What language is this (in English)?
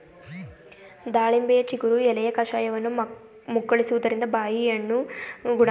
Kannada